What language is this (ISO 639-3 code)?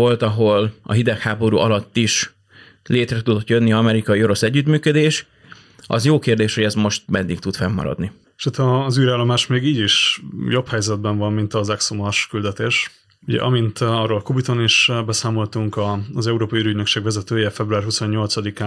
hun